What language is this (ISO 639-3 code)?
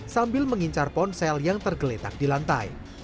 ind